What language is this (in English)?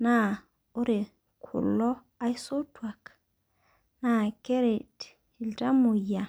Masai